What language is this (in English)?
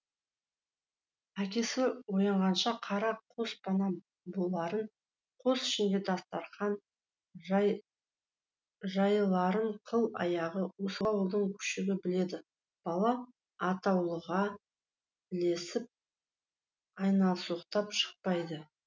Kazakh